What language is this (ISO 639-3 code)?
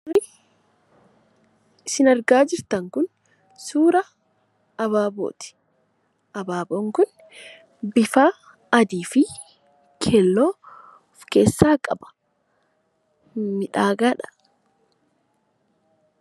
orm